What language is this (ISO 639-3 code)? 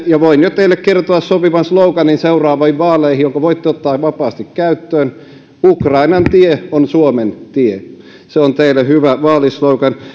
fin